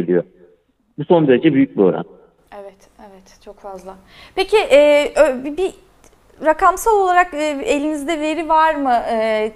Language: Turkish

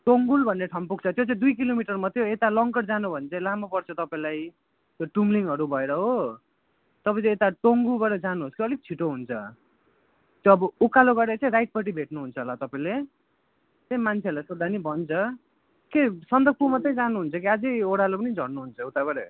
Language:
Nepali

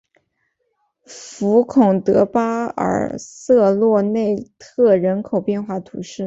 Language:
Chinese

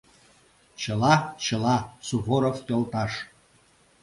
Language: Mari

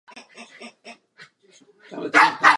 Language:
Czech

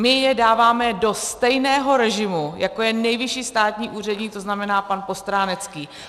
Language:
Czech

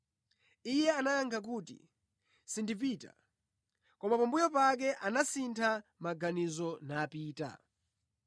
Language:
Nyanja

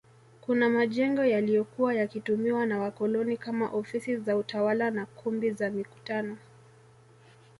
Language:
Swahili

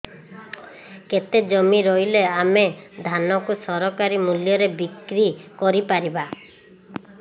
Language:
Odia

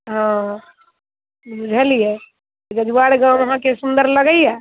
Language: Maithili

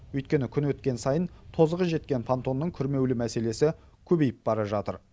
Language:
Kazakh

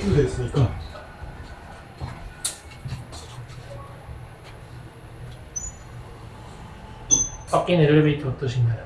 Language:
Korean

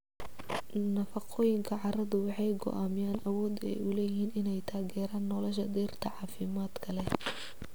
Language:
Somali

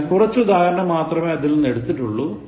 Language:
Malayalam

